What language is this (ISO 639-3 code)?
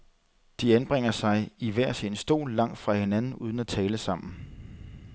dan